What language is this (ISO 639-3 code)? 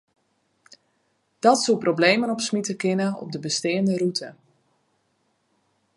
fry